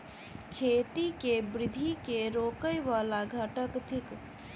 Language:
Maithili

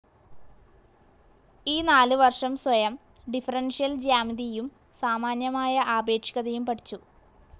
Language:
Malayalam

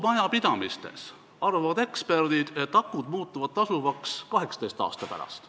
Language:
Estonian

